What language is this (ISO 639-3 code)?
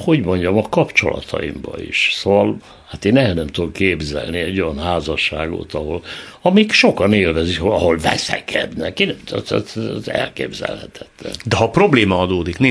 hun